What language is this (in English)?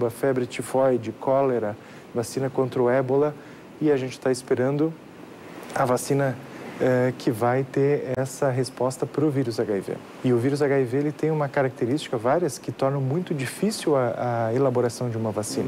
Portuguese